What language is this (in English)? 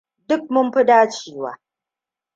Hausa